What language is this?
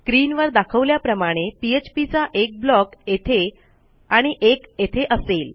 Marathi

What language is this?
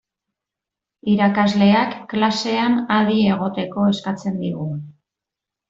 Basque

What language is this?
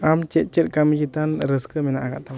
Santali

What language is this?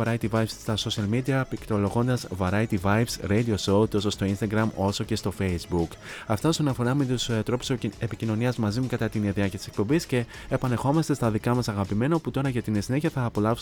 Greek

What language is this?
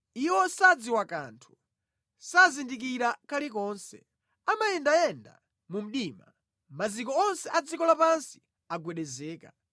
Nyanja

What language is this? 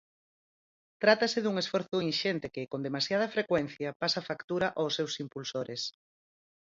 Galician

